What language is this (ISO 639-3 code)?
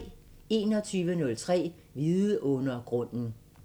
dan